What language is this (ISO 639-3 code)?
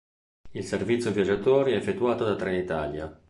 ita